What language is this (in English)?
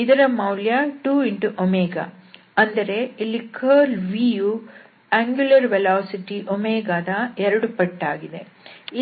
Kannada